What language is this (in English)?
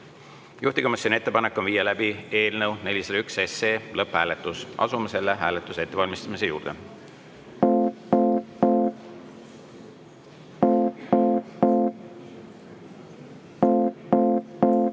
Estonian